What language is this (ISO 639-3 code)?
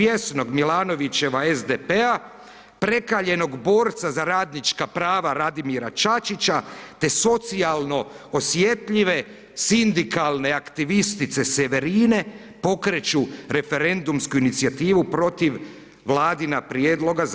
hrv